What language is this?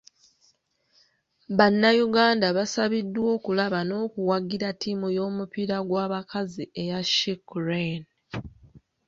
Ganda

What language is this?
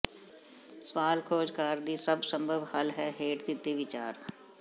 Punjabi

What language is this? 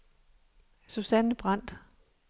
Danish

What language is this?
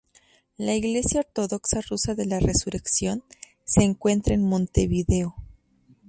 Spanish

